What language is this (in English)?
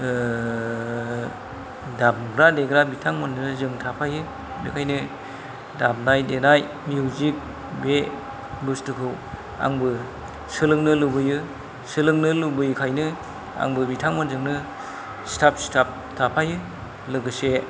Bodo